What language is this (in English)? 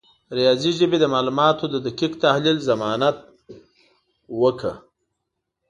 Pashto